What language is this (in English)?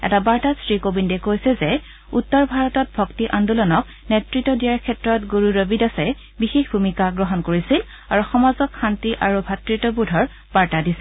Assamese